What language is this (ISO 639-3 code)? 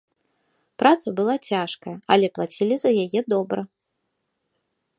bel